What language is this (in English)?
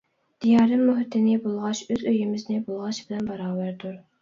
Uyghur